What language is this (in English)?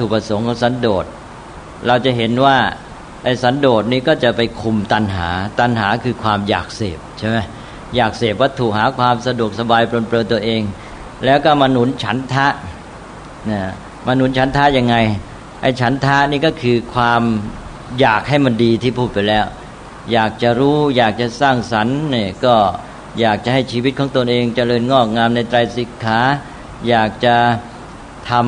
Thai